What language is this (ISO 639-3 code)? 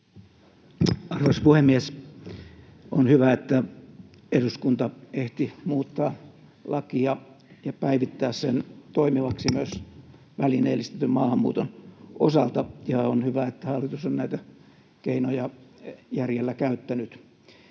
fin